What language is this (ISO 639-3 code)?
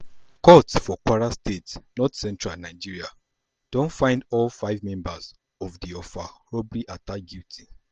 pcm